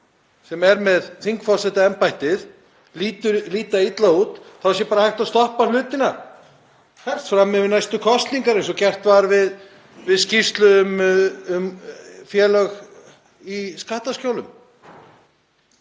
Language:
Icelandic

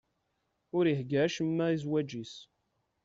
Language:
Kabyle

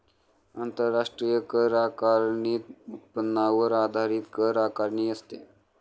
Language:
Marathi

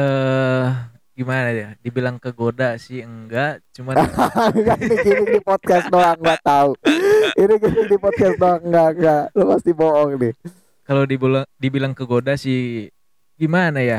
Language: Indonesian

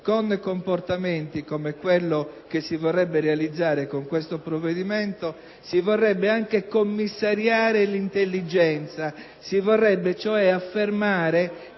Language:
Italian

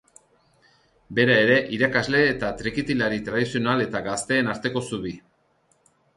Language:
Basque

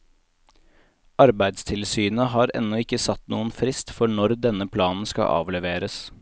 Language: Norwegian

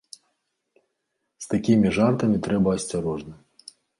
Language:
Belarusian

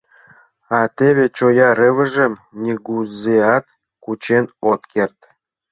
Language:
Mari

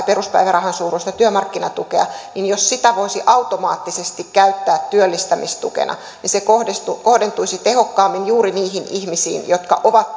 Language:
Finnish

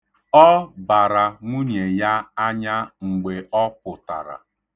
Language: Igbo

